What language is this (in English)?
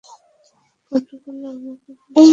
Bangla